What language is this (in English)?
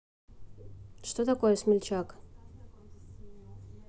Russian